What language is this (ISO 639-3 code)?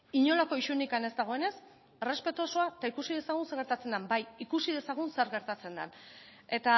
eus